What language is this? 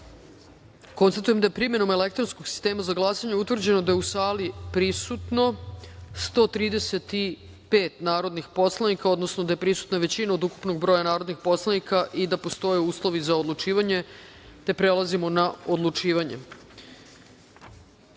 Serbian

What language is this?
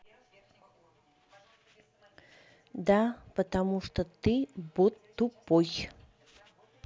Russian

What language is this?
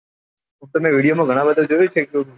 Gujarati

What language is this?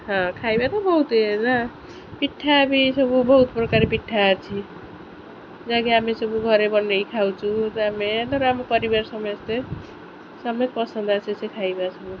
Odia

